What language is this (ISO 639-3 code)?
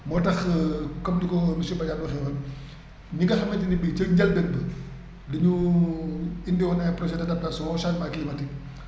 wol